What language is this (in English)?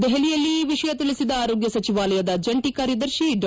Kannada